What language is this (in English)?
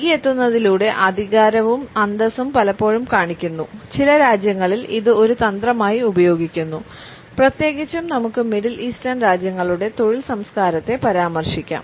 Malayalam